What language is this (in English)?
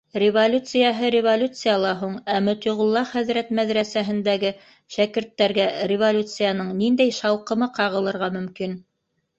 Bashkir